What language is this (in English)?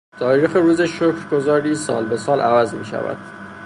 Persian